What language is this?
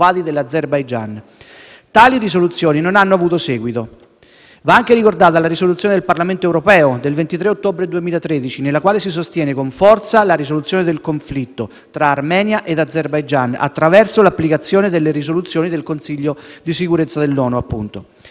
Italian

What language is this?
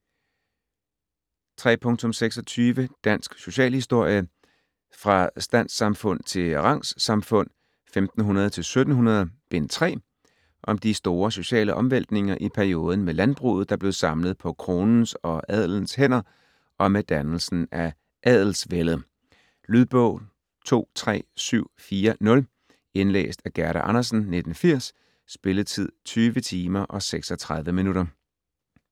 Danish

